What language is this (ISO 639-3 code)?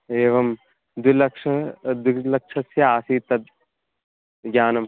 san